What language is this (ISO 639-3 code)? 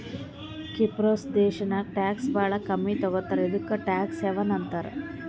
kan